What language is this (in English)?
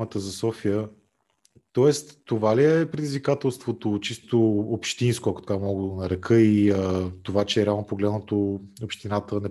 Bulgarian